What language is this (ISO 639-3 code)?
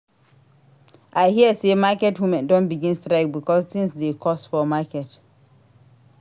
pcm